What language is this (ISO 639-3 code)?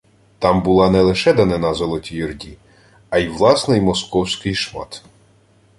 ukr